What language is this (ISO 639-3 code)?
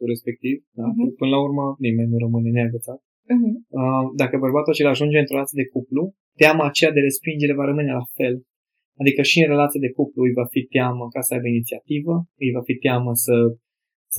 ron